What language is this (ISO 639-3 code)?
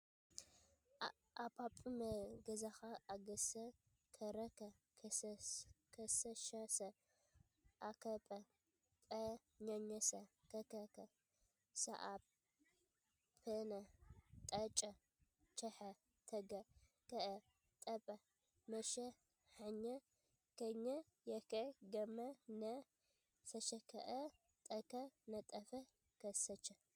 tir